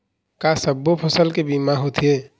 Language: Chhattisgarhi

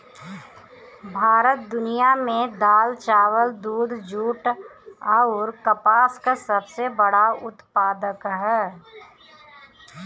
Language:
Bhojpuri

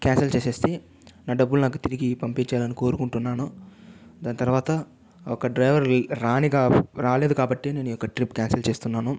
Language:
Telugu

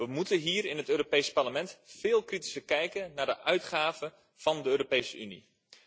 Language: Dutch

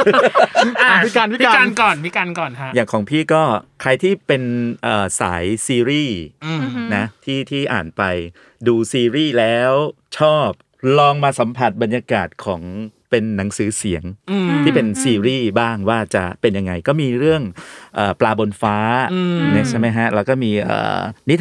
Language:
Thai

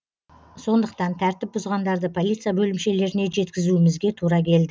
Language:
Kazakh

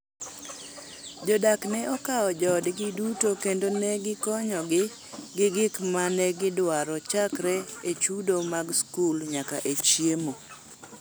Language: Luo (Kenya and Tanzania)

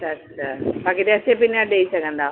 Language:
Sindhi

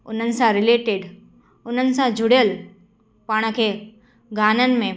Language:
Sindhi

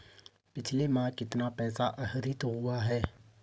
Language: Hindi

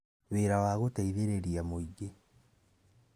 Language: Kikuyu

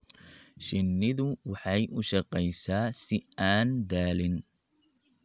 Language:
Somali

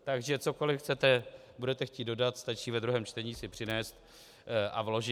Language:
Czech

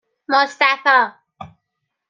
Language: Persian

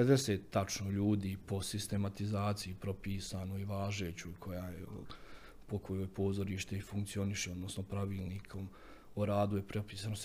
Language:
Croatian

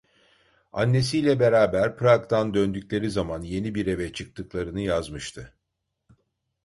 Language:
Turkish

